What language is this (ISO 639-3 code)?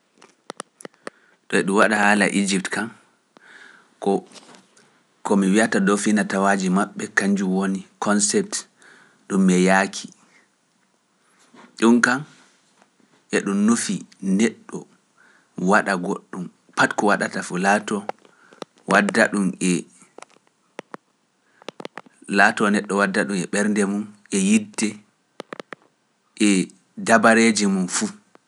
fuf